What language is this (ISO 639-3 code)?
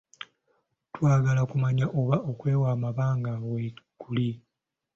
lug